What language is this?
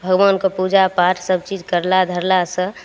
Maithili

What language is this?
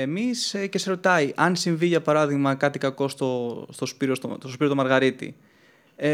Greek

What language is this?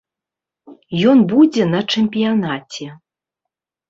Belarusian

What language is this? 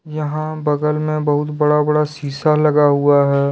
Hindi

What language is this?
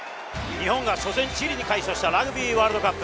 Japanese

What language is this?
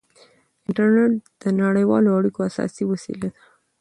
Pashto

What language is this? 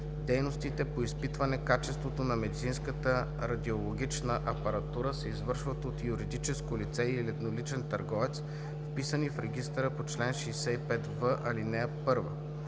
Bulgarian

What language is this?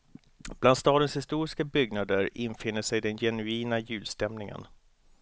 Swedish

